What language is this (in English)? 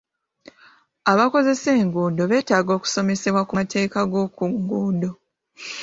Ganda